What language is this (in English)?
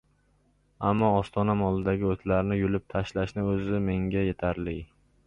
Uzbek